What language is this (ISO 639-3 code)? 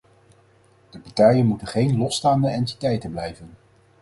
nld